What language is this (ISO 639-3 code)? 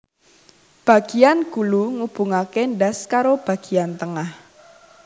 jav